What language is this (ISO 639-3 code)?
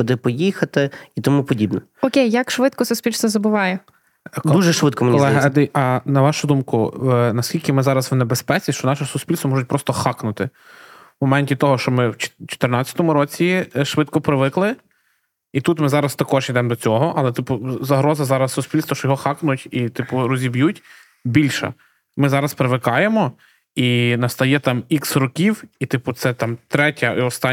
ukr